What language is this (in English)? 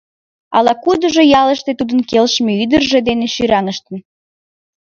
Mari